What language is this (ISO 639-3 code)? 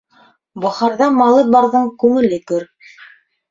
bak